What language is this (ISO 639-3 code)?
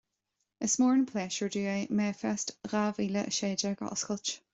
gle